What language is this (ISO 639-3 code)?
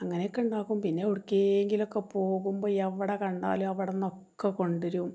mal